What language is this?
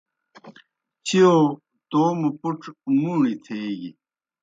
Kohistani Shina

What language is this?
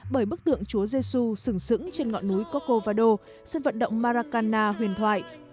Vietnamese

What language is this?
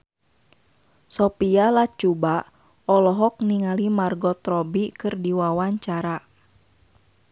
Sundanese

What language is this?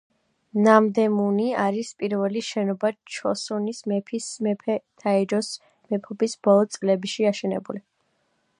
Georgian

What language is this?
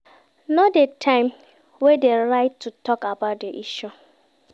Nigerian Pidgin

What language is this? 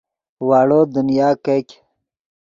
Yidgha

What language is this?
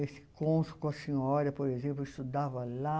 Portuguese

